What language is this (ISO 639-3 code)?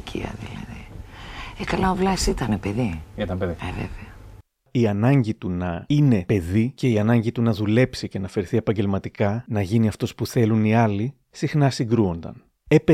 ell